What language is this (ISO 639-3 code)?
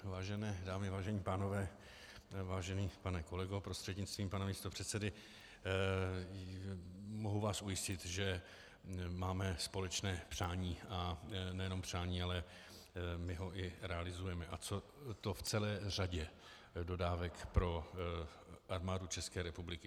ces